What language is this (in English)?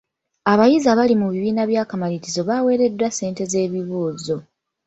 Ganda